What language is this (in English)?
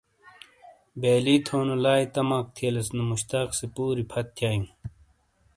Shina